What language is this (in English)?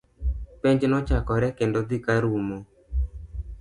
Luo (Kenya and Tanzania)